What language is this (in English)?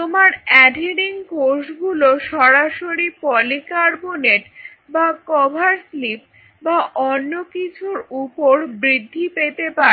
Bangla